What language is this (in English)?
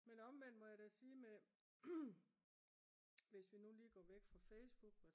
Danish